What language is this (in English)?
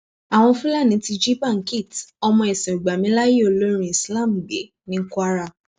Yoruba